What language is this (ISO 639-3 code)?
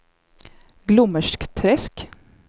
swe